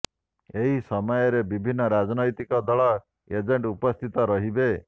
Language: Odia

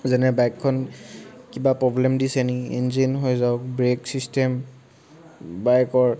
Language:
Assamese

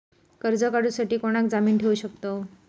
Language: Marathi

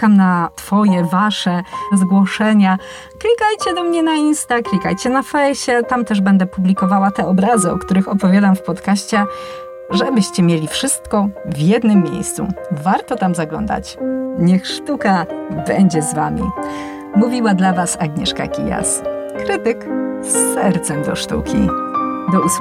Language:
Polish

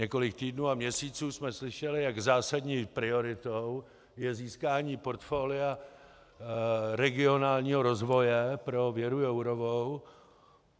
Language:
Czech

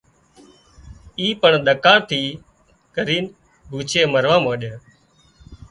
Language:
Wadiyara Koli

